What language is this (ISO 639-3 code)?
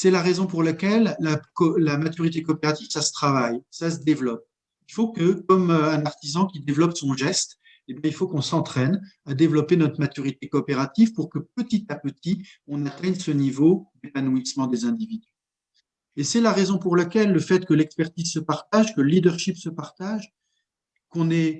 fra